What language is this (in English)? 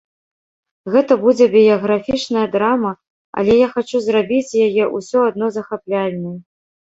Belarusian